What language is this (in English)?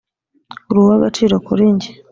Kinyarwanda